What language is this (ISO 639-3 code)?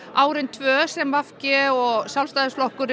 isl